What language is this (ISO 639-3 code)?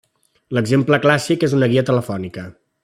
cat